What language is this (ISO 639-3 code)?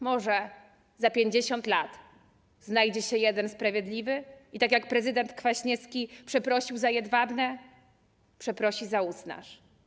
pol